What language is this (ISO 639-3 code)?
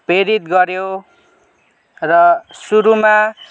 nep